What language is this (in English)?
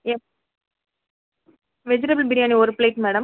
Tamil